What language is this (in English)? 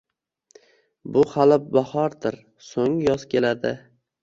Uzbek